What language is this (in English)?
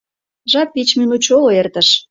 Mari